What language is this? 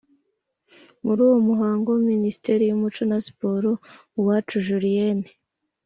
Kinyarwanda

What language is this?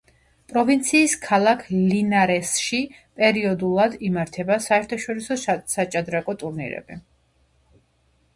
Georgian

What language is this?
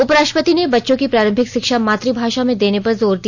Hindi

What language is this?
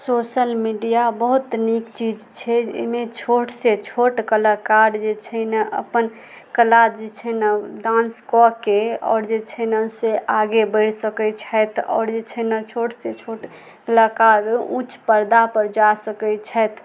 Maithili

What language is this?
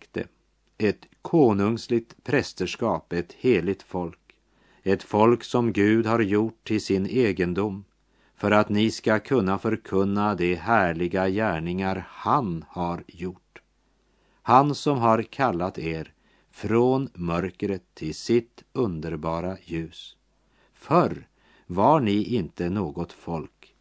Swedish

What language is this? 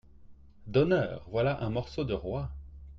French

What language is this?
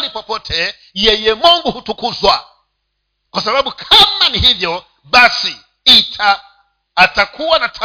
Swahili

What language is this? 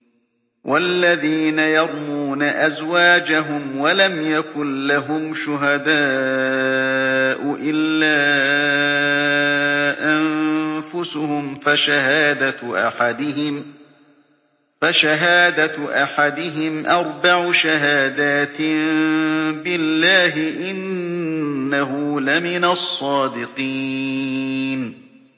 Arabic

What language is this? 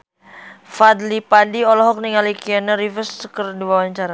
Sundanese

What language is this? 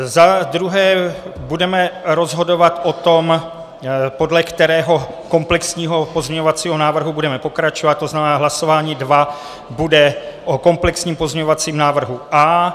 Czech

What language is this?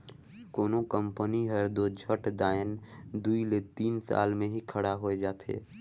Chhattisgarhi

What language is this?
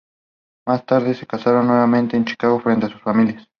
Spanish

